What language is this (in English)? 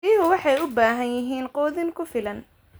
Somali